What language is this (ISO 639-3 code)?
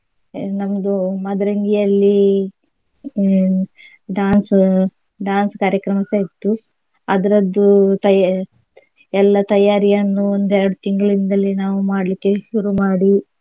kan